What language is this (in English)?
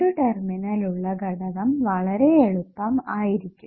Malayalam